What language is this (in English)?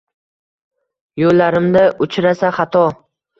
Uzbek